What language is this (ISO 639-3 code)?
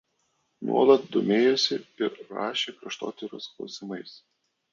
lit